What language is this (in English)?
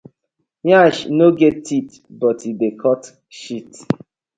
Nigerian Pidgin